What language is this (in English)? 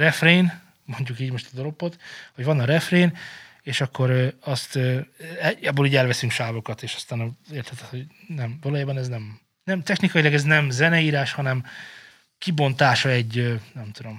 Hungarian